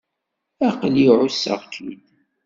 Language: Kabyle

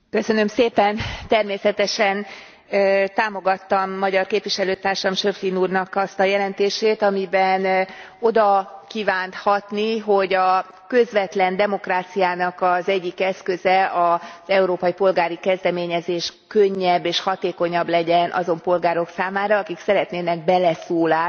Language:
Hungarian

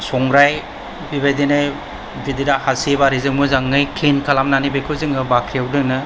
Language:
Bodo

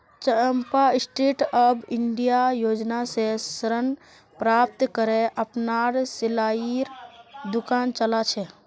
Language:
Magahi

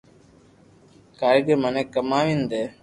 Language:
Loarki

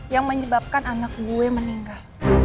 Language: Indonesian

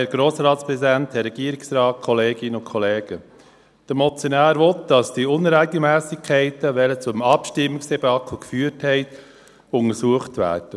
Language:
Swiss German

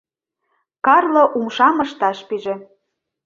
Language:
Mari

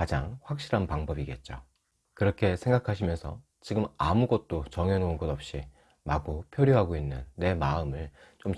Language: Korean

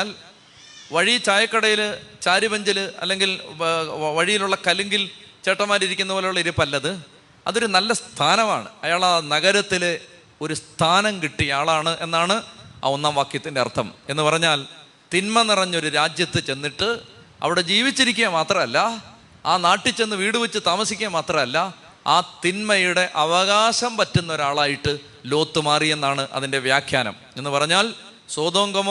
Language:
Malayalam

